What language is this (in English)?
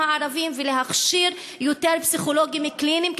Hebrew